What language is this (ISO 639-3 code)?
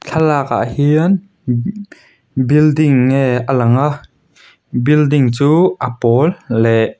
lus